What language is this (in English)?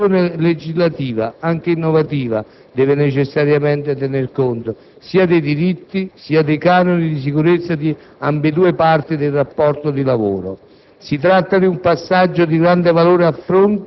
Italian